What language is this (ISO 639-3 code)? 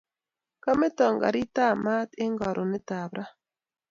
kln